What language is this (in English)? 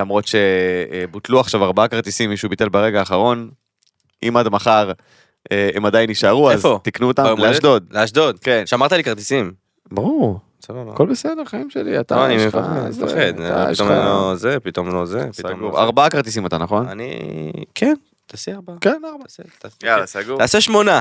Hebrew